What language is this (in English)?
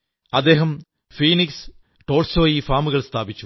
Malayalam